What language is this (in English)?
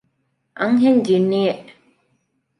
Divehi